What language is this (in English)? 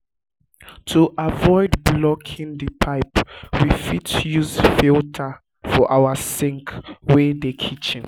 Nigerian Pidgin